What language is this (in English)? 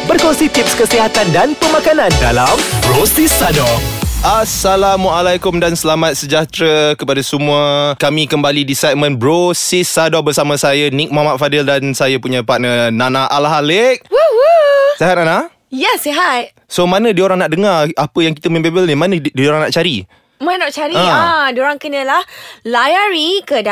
Malay